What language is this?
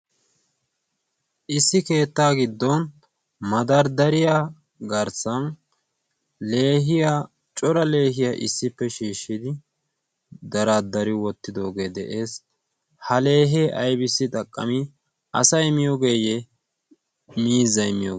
Wolaytta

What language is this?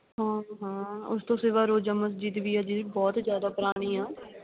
Punjabi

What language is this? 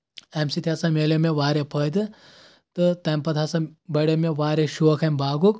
Kashmiri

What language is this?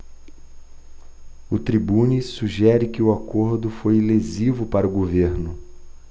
Portuguese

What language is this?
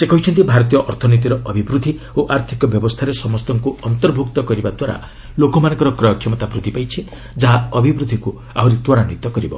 Odia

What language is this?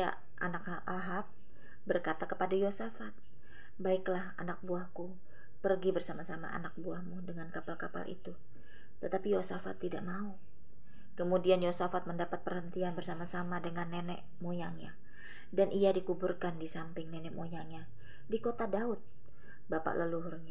Indonesian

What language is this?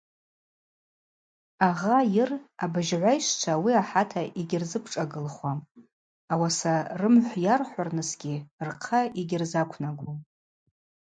Abaza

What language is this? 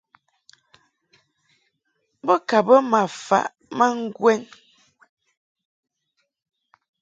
Mungaka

